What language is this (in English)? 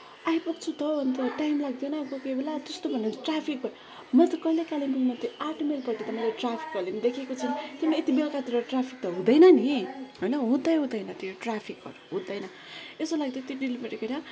Nepali